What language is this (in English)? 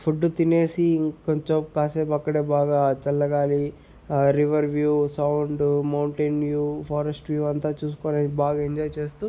Telugu